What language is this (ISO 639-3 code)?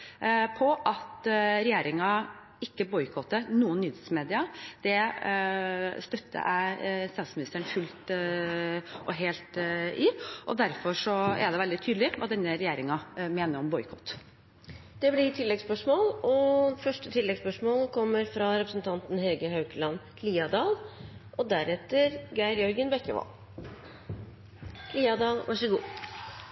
nor